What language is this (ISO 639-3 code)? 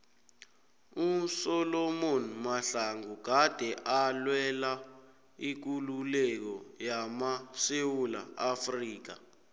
nbl